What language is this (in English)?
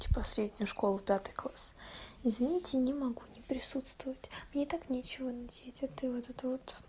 Russian